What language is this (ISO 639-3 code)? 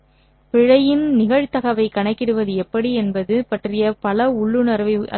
tam